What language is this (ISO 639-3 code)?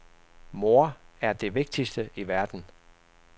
dan